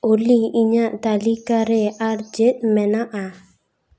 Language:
Santali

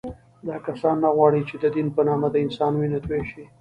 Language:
Pashto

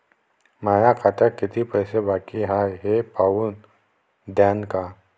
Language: Marathi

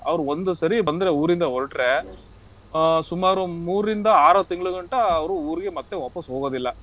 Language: Kannada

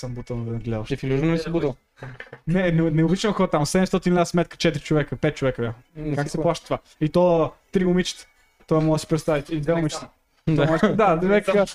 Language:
Bulgarian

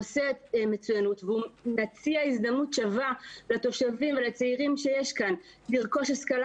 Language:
Hebrew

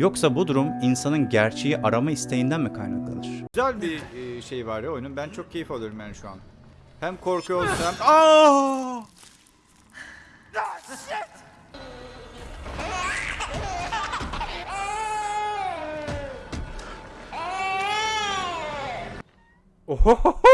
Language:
Turkish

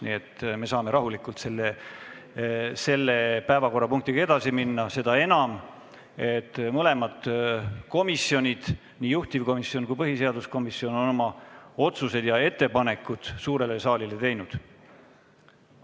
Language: Estonian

